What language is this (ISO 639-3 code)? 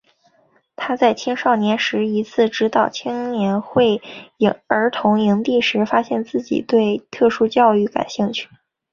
zho